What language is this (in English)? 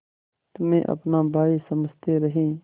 Hindi